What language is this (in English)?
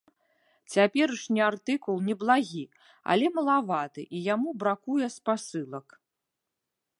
Belarusian